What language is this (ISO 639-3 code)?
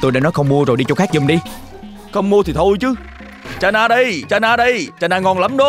vie